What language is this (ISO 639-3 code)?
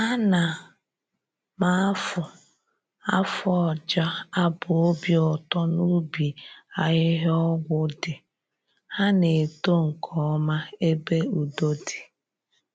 ibo